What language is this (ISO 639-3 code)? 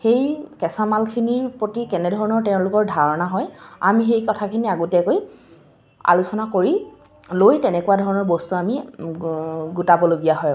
asm